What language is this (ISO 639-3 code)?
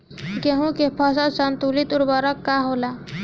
bho